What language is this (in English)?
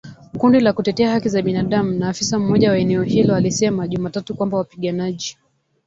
Swahili